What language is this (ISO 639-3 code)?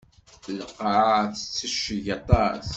kab